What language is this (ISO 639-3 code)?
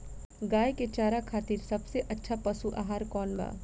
bho